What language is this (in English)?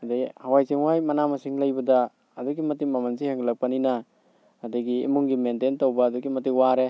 Manipuri